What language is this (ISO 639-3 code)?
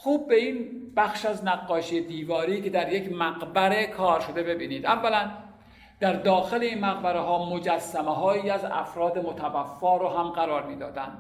fas